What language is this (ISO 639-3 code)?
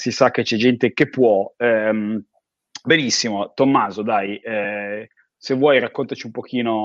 ita